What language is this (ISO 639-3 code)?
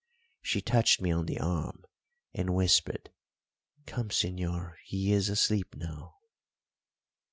eng